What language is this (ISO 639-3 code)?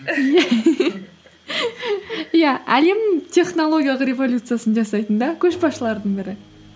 kaz